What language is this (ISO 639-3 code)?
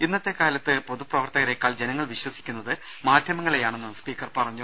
mal